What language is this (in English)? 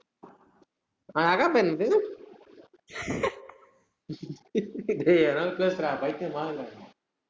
Tamil